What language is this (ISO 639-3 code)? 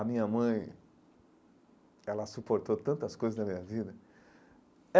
por